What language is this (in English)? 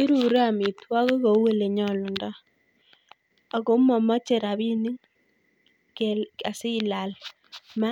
Kalenjin